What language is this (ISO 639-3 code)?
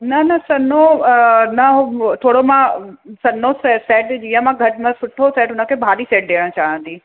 snd